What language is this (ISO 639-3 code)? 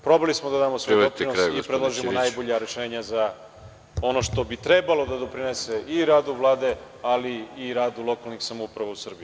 srp